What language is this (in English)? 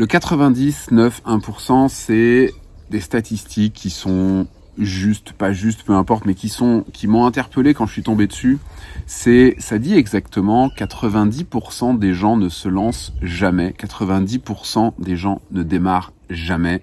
French